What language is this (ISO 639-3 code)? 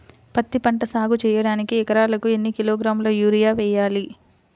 tel